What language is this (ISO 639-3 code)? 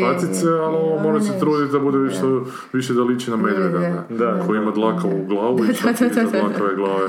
hrv